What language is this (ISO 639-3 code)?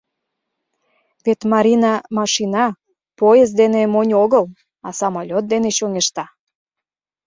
chm